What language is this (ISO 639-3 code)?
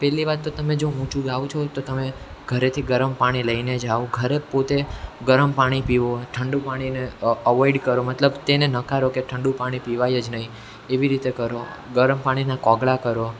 guj